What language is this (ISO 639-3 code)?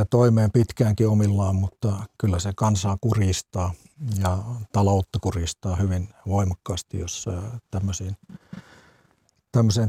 fin